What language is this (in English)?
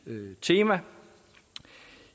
Danish